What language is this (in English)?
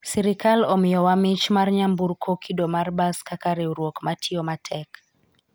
Luo (Kenya and Tanzania)